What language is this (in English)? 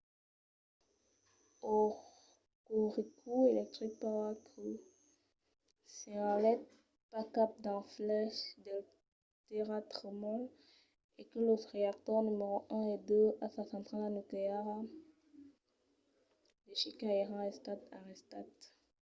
Occitan